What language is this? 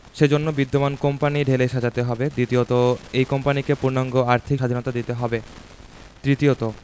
Bangla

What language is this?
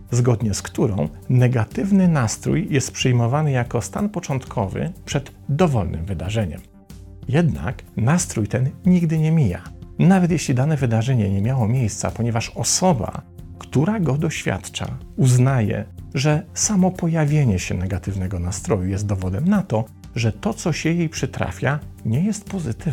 Polish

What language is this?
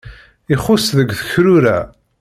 Kabyle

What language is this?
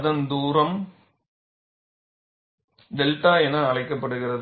Tamil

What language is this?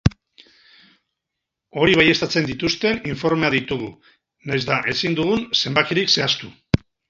Basque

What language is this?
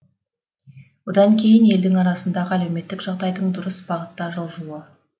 Kazakh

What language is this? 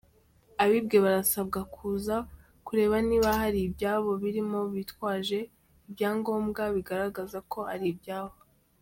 Kinyarwanda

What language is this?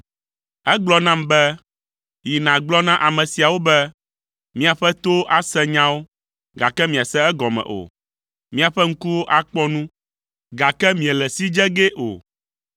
Ewe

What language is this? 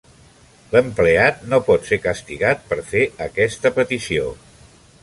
Catalan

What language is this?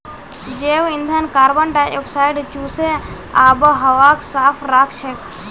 Magahi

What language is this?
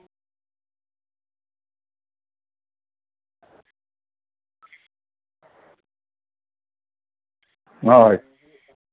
Santali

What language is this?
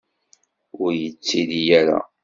Kabyle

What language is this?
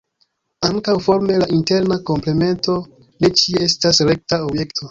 Esperanto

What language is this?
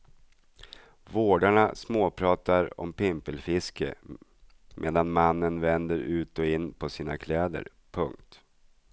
Swedish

